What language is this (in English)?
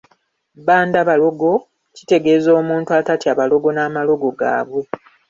Ganda